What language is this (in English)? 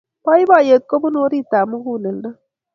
Kalenjin